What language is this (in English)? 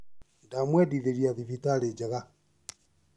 Kikuyu